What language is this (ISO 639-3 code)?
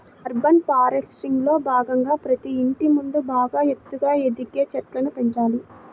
tel